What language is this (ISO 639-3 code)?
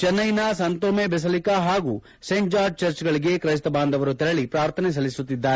kan